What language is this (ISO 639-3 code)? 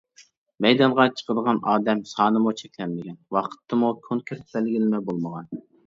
uig